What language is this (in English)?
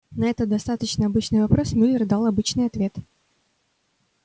Russian